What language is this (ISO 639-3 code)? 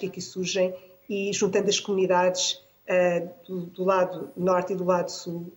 por